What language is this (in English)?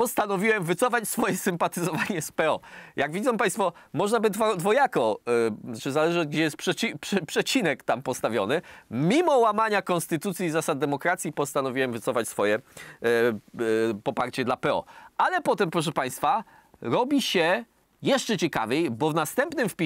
Polish